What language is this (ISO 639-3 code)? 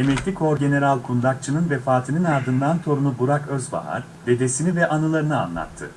tur